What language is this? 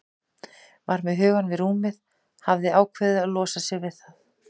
Icelandic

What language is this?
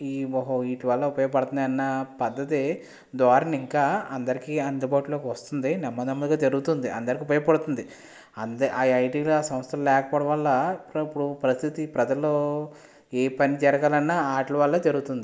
Telugu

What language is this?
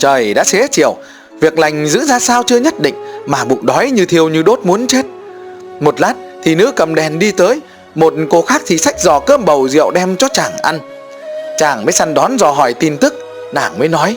Vietnamese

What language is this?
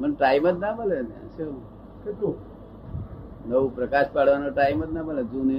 Gujarati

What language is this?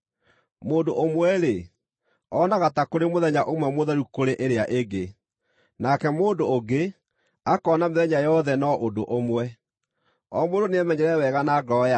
Kikuyu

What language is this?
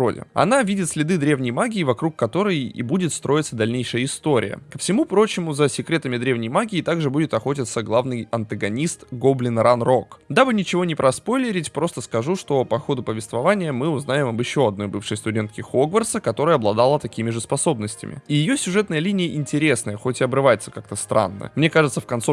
Russian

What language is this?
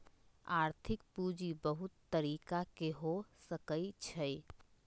Magahi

